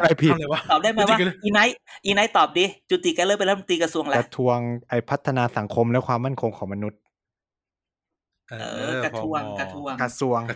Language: Thai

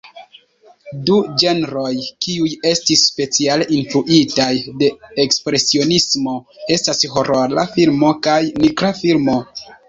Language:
Esperanto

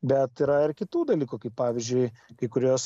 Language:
Lithuanian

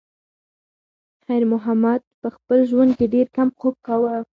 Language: Pashto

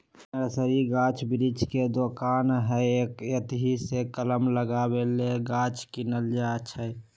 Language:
Magahi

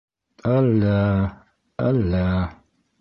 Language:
Bashkir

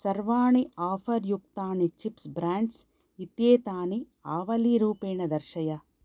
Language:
Sanskrit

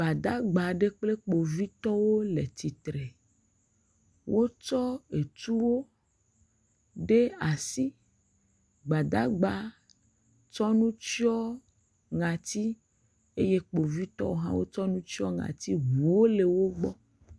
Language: Ewe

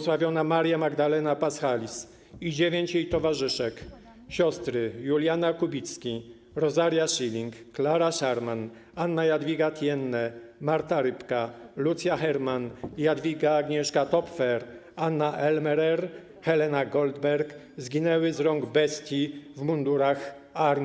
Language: Polish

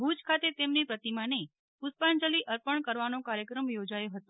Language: Gujarati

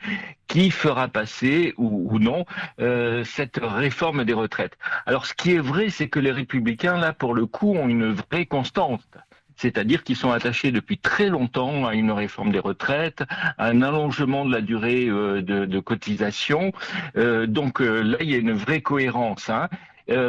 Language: French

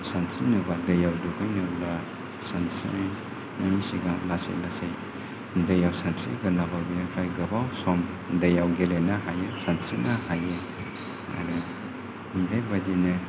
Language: Bodo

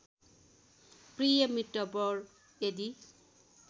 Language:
Nepali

